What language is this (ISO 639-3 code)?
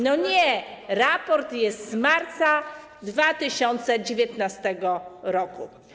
pol